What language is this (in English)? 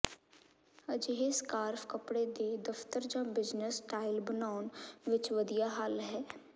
Punjabi